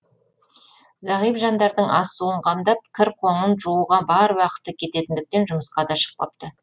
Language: Kazakh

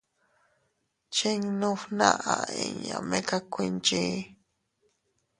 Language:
Teutila Cuicatec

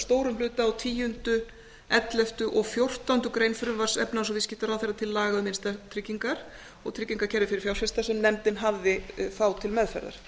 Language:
Icelandic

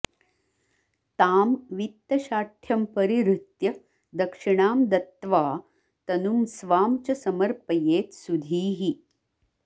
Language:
Sanskrit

